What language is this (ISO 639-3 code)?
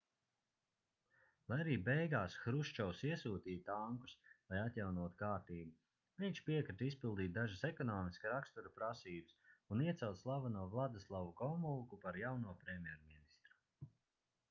lav